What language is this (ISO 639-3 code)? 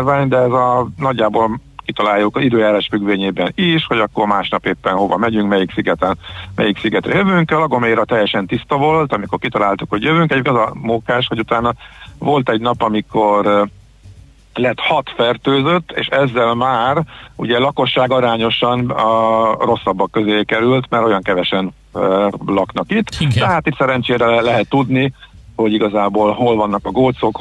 hun